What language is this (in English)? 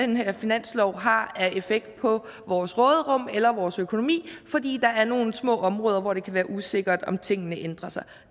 Danish